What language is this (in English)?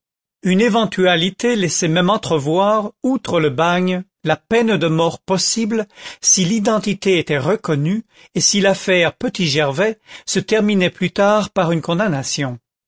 French